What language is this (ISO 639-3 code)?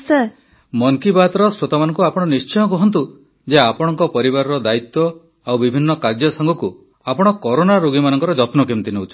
ori